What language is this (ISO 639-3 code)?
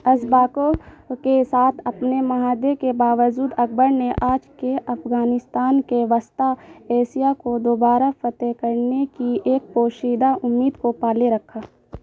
urd